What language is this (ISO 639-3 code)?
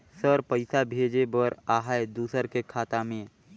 hne